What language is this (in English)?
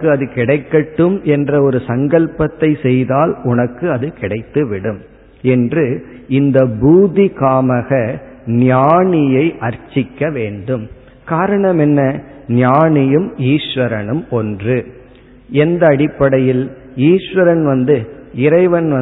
Tamil